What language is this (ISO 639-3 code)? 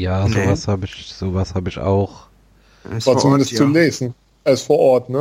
deu